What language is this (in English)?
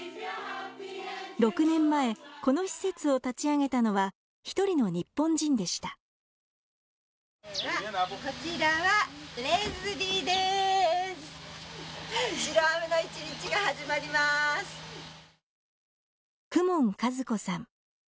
Japanese